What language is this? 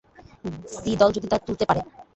Bangla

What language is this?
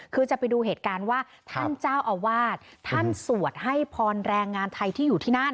Thai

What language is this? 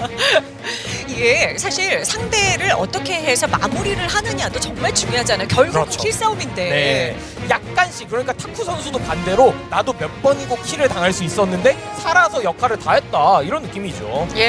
Korean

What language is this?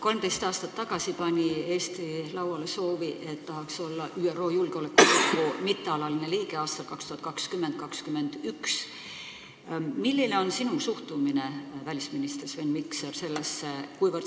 Estonian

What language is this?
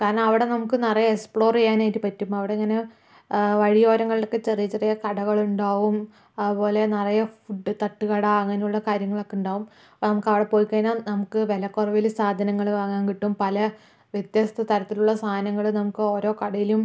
Malayalam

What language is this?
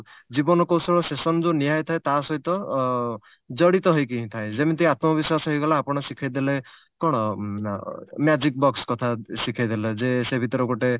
Odia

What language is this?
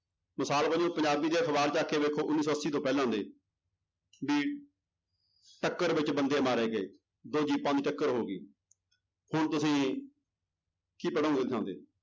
Punjabi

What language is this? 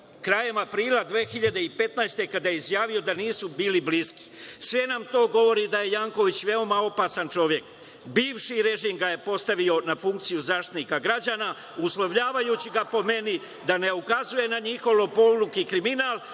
Serbian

